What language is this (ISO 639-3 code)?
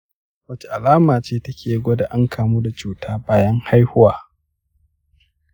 hau